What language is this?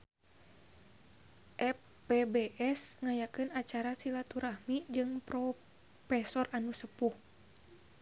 Sundanese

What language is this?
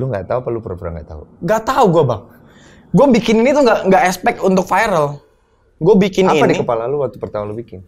Indonesian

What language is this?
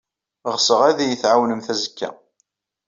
Kabyle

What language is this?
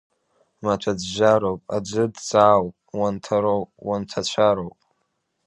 Abkhazian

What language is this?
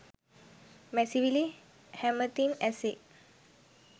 Sinhala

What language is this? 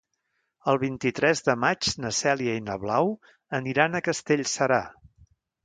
Catalan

